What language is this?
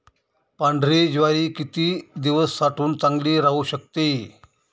Marathi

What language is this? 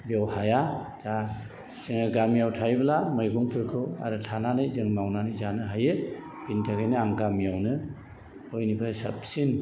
Bodo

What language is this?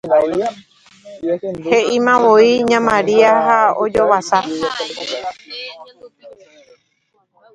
Guarani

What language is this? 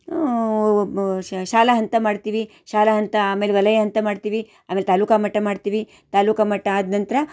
Kannada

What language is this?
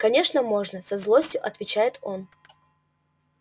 Russian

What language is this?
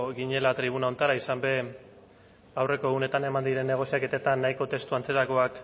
Basque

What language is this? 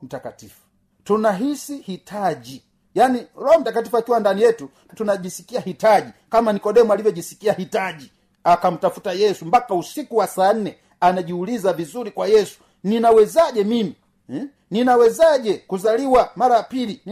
Swahili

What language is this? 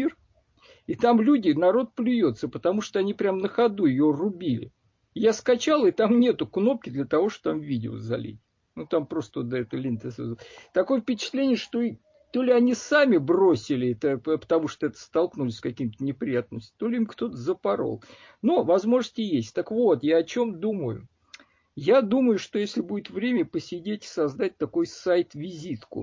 Russian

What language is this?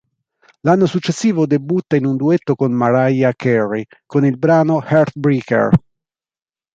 Italian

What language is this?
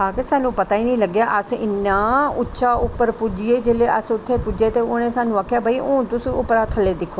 Dogri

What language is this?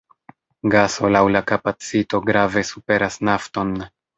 Esperanto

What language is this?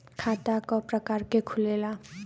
Bhojpuri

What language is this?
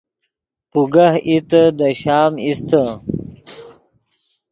Yidgha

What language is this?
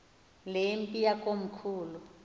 Xhosa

